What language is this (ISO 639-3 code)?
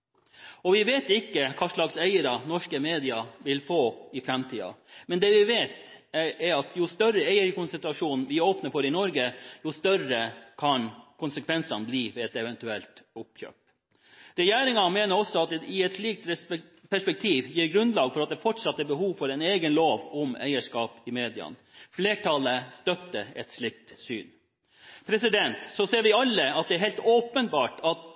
nob